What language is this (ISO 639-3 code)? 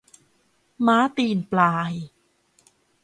tha